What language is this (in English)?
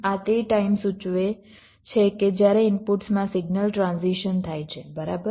Gujarati